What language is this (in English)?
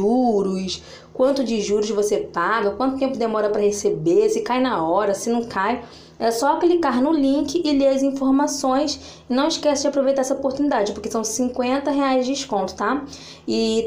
Portuguese